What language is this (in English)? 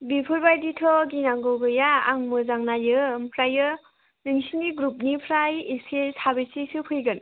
Bodo